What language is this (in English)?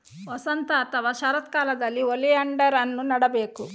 Kannada